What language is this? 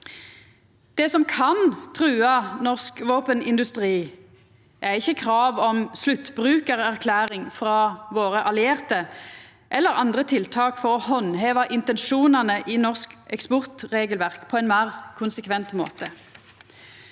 Norwegian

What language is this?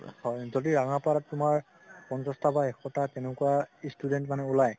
Assamese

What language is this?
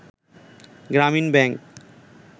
Bangla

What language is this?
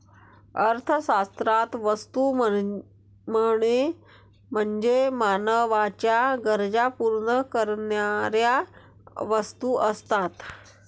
Marathi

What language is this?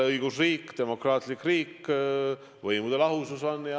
Estonian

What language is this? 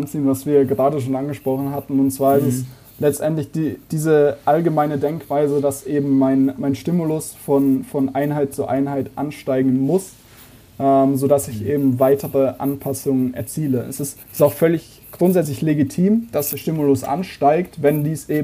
German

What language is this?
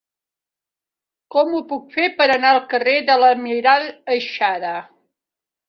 Catalan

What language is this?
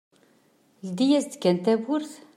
Kabyle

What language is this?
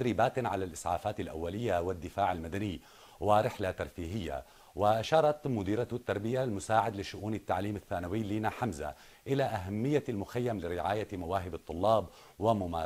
Arabic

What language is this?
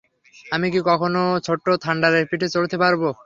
Bangla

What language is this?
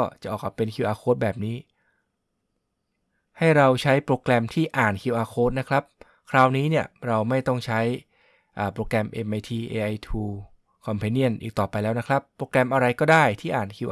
Thai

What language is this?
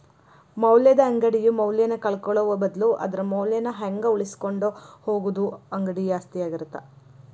Kannada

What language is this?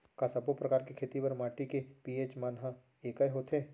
Chhattisgarhi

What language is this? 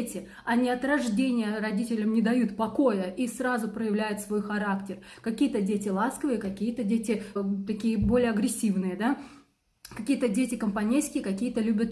Russian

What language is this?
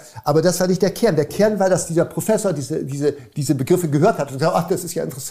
German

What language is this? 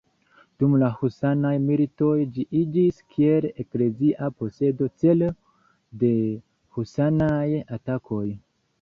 Esperanto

